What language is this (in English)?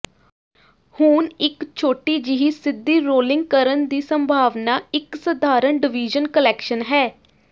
Punjabi